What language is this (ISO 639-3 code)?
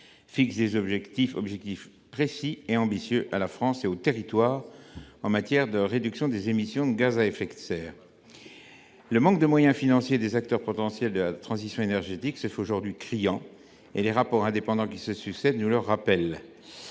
fra